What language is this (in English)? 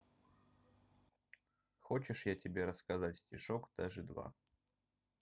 Russian